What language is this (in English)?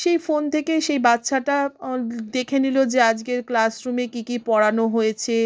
Bangla